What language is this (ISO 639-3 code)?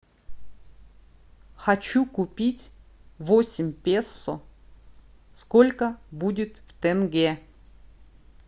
rus